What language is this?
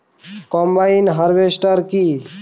Bangla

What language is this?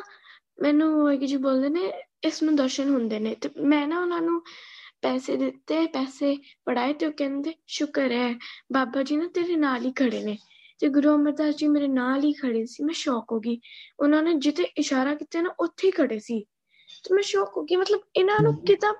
Punjabi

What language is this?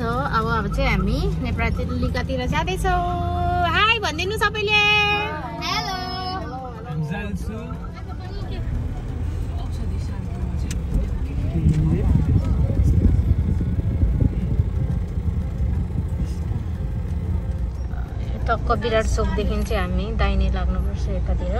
Indonesian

